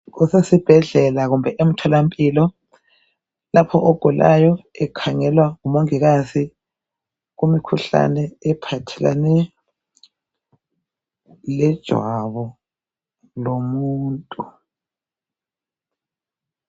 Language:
North Ndebele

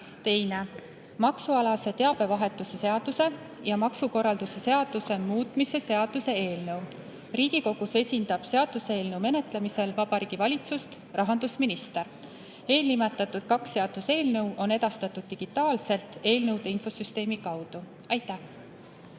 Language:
Estonian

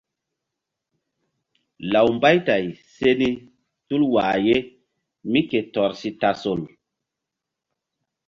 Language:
Mbum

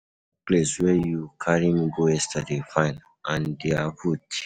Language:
Nigerian Pidgin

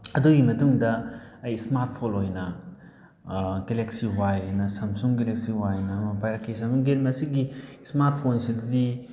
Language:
Manipuri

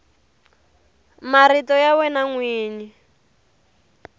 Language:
Tsonga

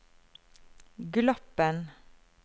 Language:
Norwegian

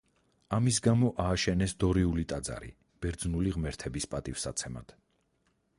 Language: Georgian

